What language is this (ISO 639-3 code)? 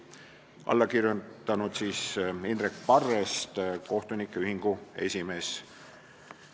est